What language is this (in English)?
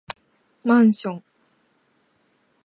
Japanese